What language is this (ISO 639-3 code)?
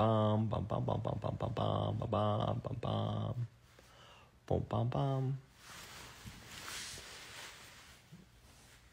kor